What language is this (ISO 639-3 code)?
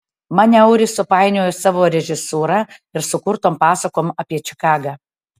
lit